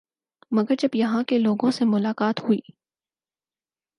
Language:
Urdu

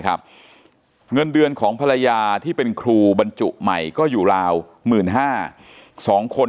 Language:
Thai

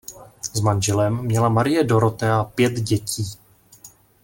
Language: Czech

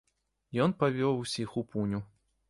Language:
Belarusian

